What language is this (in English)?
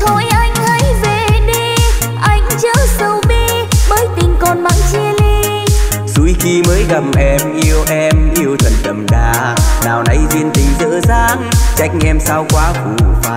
Vietnamese